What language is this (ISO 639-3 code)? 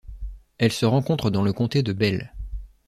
fra